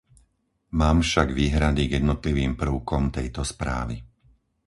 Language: Slovak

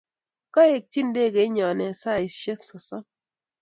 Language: Kalenjin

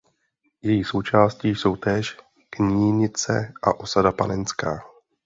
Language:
Czech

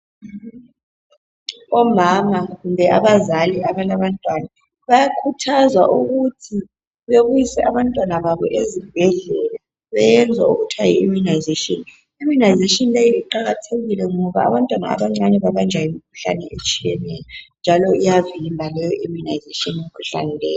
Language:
North Ndebele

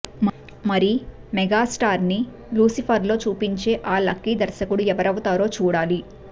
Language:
Telugu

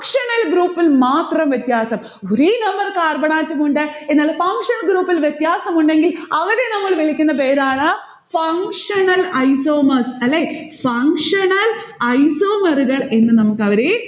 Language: Malayalam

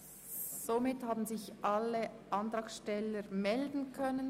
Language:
Swiss German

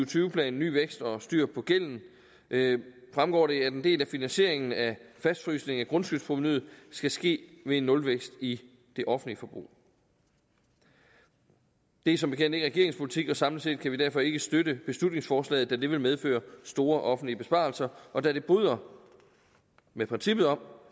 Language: Danish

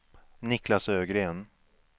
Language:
Swedish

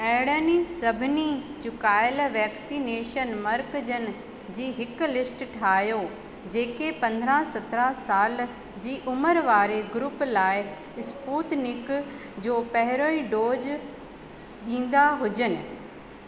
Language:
Sindhi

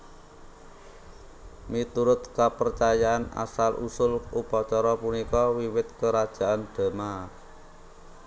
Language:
Javanese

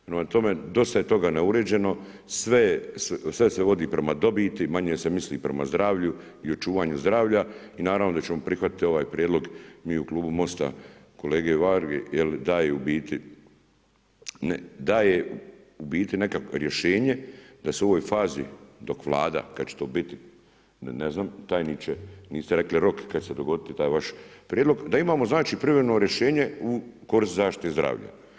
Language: Croatian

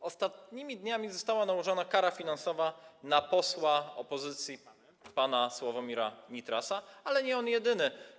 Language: Polish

